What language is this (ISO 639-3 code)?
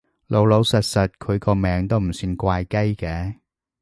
yue